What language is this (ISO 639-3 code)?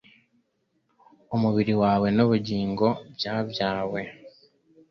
kin